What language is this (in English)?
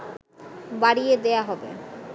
Bangla